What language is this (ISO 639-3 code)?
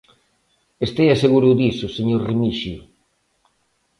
glg